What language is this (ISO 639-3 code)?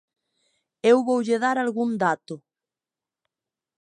glg